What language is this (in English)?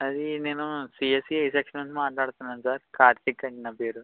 Telugu